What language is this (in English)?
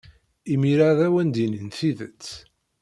Kabyle